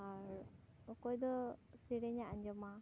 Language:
Santali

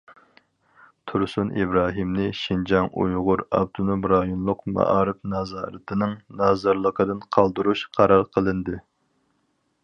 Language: Uyghur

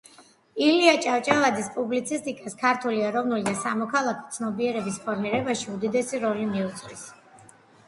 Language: Georgian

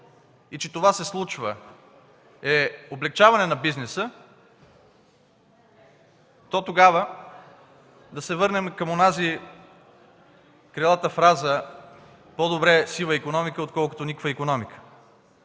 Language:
Bulgarian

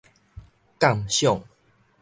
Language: Min Nan Chinese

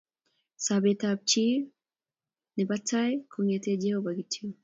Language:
Kalenjin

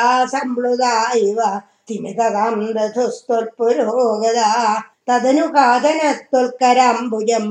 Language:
Tamil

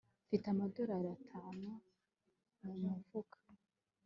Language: Kinyarwanda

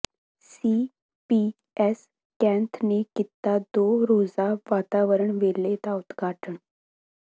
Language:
Punjabi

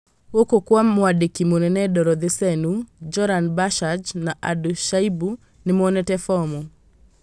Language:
Kikuyu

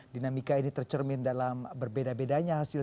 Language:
Indonesian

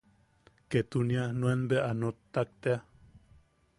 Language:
Yaqui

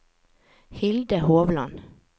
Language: Norwegian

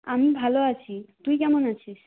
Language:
Bangla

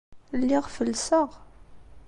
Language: Kabyle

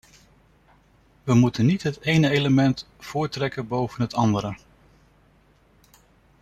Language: Dutch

